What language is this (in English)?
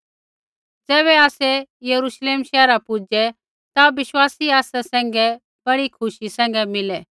Kullu Pahari